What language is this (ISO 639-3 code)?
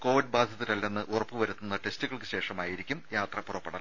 mal